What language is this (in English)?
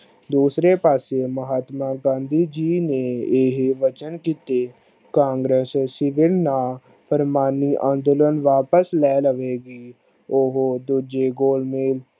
Punjabi